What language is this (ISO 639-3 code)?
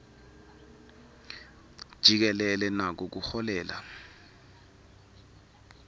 ssw